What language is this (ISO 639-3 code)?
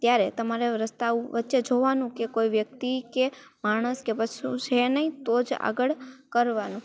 guj